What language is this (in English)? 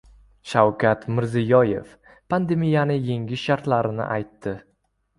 Uzbek